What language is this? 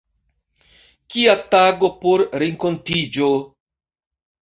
Esperanto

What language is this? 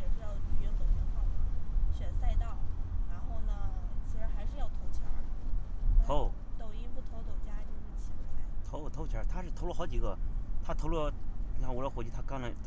Chinese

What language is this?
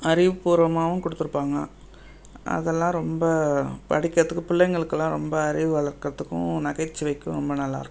Tamil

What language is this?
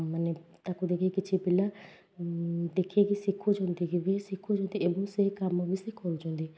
Odia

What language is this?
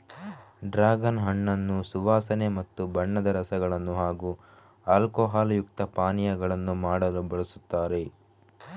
Kannada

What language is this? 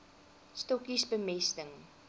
Afrikaans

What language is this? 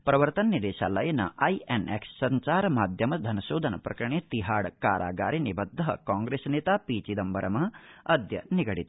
Sanskrit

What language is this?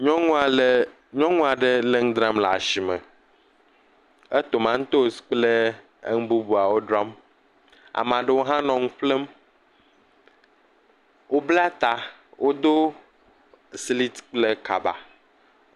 Ewe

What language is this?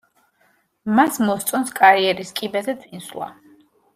Georgian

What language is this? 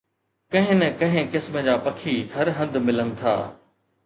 Sindhi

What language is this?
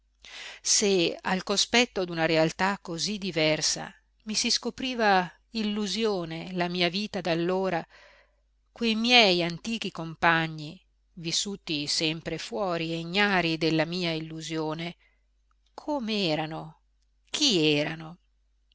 Italian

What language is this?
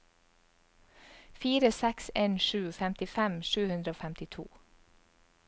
Norwegian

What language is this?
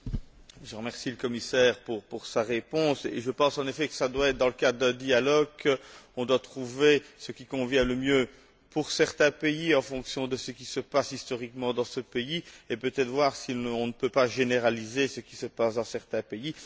French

